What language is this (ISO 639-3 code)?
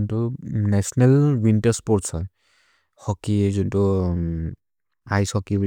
mrr